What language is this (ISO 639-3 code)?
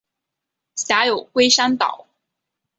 zho